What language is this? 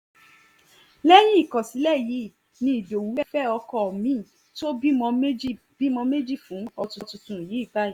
Yoruba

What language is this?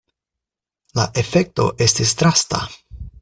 Esperanto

